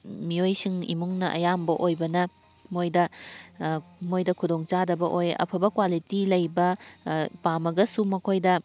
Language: Manipuri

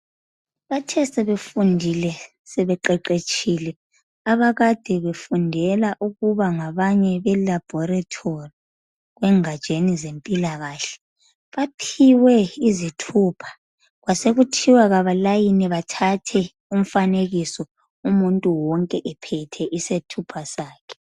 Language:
North Ndebele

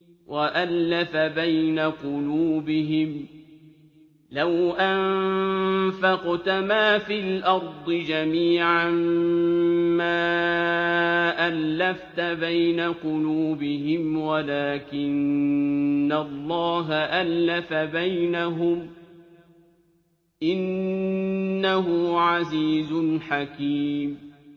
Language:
Arabic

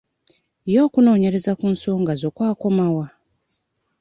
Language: Ganda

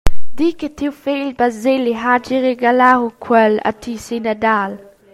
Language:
Romansh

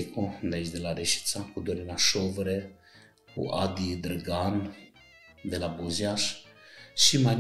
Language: Romanian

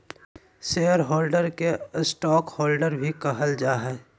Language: Magahi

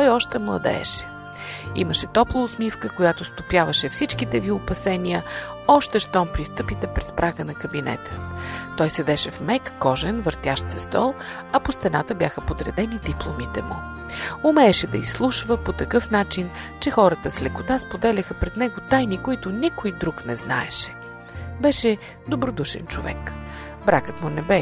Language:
Bulgarian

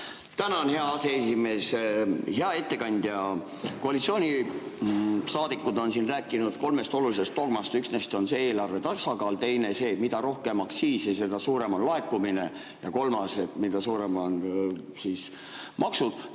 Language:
Estonian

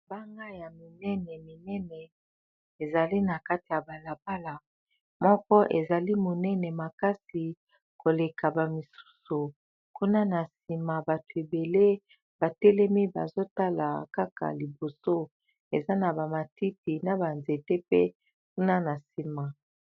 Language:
Lingala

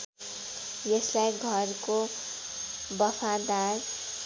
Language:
Nepali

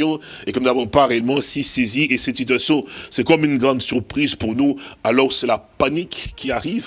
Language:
French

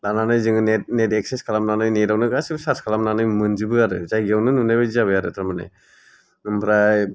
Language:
Bodo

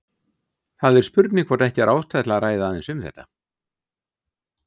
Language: Icelandic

